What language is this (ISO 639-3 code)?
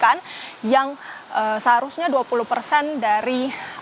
ind